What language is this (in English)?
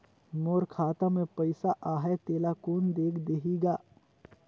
Chhattisgarhi